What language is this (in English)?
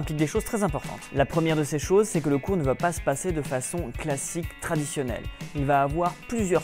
French